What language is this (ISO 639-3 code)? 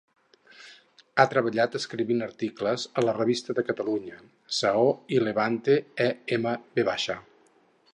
cat